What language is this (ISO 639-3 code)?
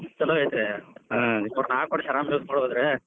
kan